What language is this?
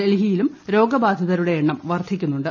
Malayalam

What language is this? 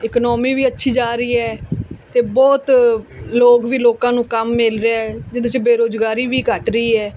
Punjabi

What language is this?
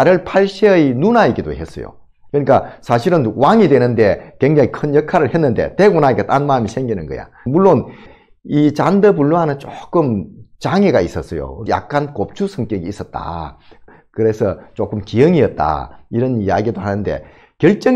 Korean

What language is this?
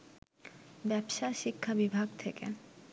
Bangla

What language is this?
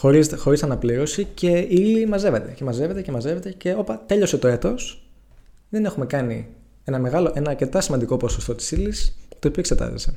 Greek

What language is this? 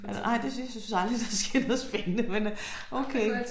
Danish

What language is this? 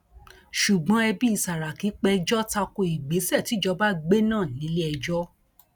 Yoruba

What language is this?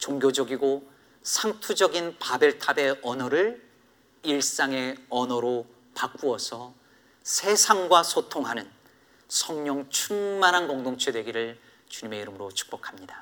Korean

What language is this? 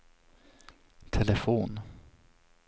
Swedish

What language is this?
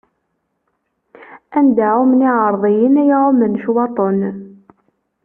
Kabyle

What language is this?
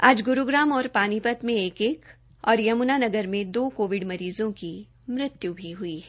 Hindi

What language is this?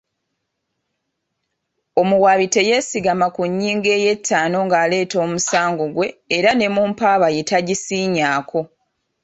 Ganda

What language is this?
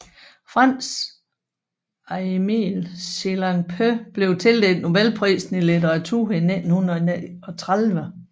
Danish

